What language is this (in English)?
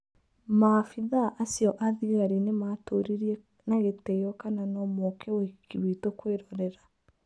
Kikuyu